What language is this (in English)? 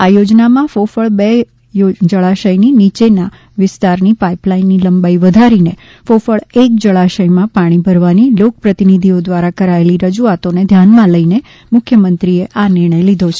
Gujarati